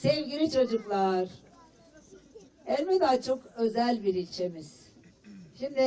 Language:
Turkish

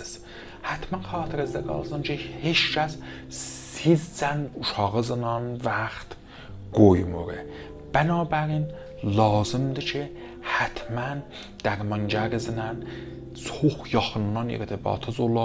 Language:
Persian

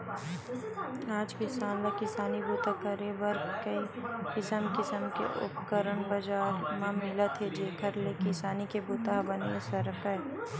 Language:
Chhattisgarhi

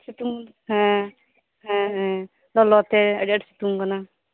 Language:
Santali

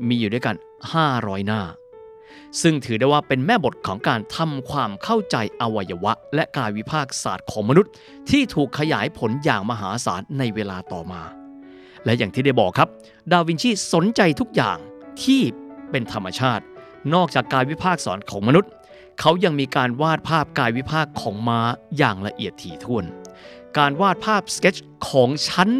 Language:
Thai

